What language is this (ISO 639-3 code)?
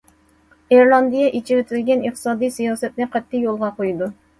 uig